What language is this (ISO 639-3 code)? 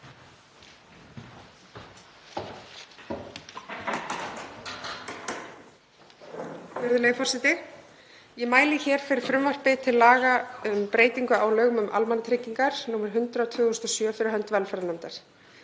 isl